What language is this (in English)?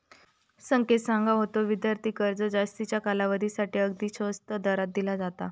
Marathi